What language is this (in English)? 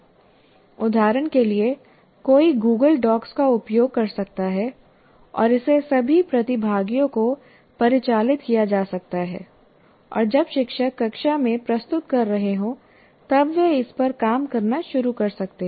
Hindi